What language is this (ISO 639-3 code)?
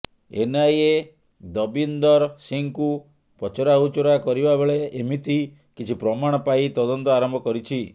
ori